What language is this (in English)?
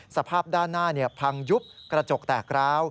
Thai